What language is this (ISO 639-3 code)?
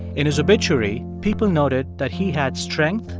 eng